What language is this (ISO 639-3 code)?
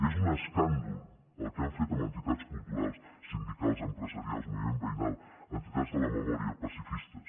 cat